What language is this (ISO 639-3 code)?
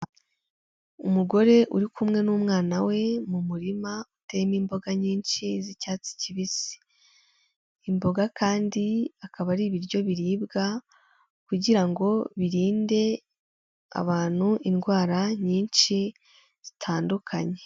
kin